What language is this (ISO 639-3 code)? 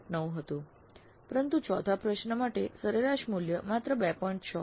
guj